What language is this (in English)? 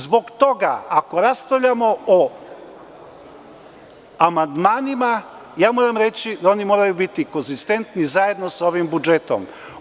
Serbian